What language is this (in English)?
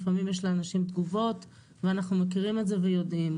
Hebrew